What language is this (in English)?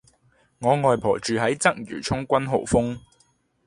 Cantonese